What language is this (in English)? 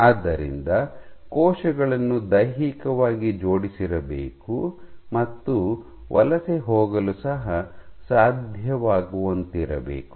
Kannada